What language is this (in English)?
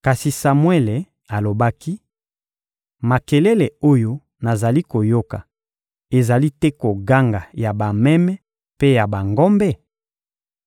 Lingala